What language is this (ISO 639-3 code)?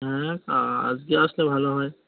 ben